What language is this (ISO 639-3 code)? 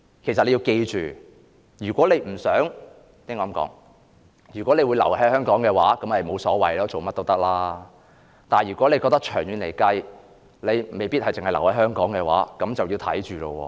yue